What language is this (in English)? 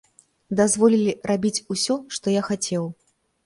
Belarusian